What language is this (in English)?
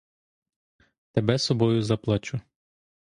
Ukrainian